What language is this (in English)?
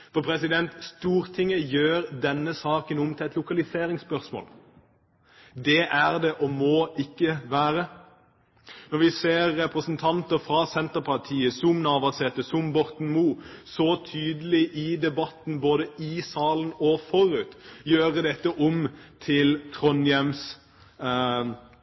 Norwegian Bokmål